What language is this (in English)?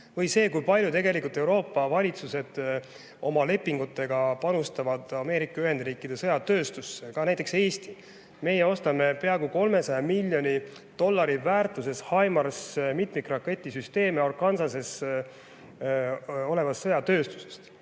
Estonian